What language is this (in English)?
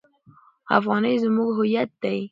Pashto